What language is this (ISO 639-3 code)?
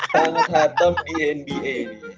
ind